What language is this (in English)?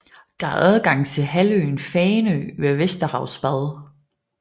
Danish